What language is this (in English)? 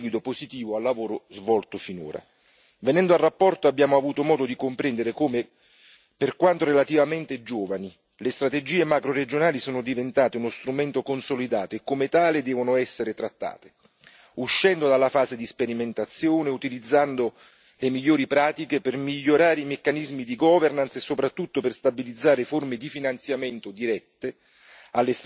Italian